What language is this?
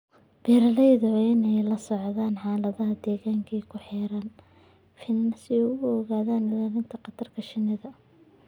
Somali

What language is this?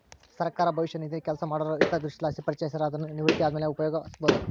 Kannada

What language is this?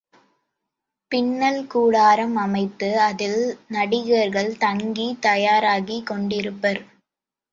Tamil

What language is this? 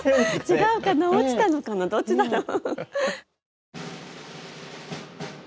Japanese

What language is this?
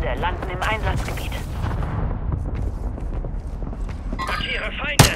German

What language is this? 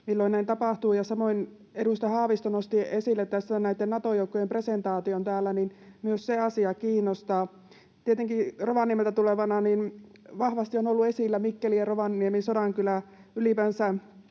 Finnish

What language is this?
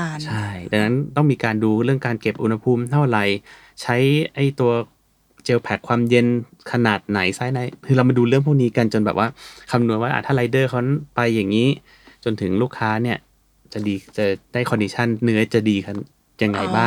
Thai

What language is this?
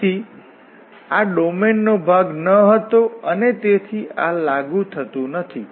Gujarati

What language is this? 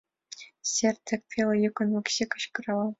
Mari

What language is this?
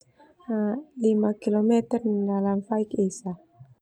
Termanu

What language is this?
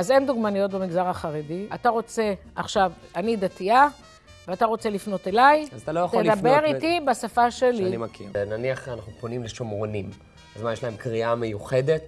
Hebrew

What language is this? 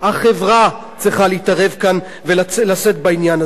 Hebrew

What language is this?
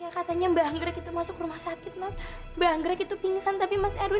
Indonesian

